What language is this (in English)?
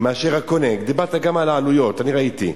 Hebrew